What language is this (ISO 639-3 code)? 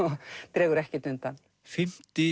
isl